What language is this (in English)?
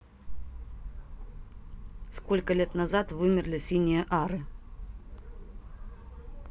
Russian